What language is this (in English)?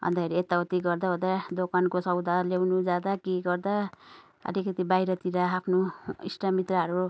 Nepali